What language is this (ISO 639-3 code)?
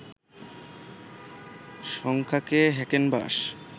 ben